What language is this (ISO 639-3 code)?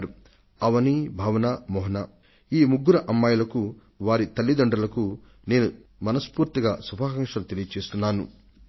tel